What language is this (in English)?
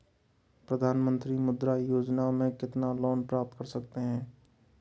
Hindi